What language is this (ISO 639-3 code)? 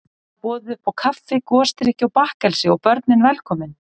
isl